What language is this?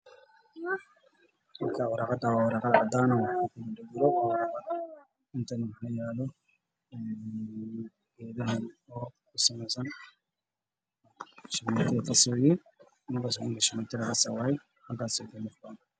Somali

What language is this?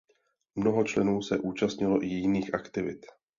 Czech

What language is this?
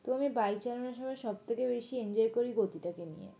Bangla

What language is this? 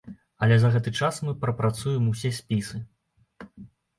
Belarusian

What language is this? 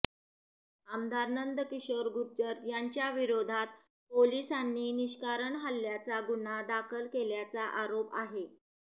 Marathi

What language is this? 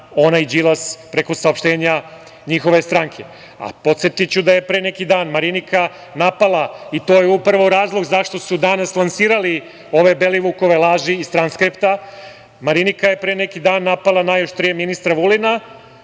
Serbian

